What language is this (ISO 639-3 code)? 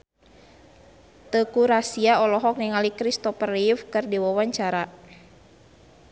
sun